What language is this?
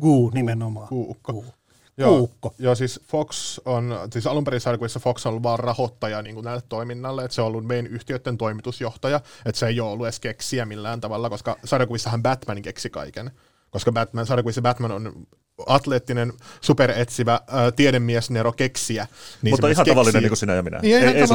Finnish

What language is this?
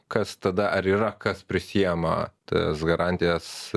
Lithuanian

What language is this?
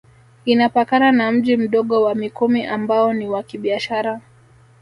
Swahili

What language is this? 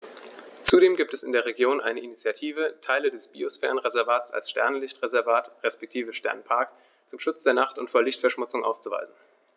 German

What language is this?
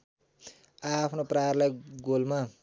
Nepali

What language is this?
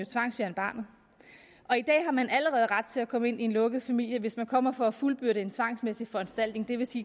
Danish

